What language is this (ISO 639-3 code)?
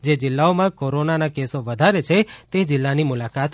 guj